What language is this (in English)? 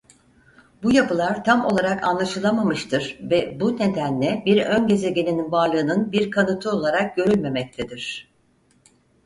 Turkish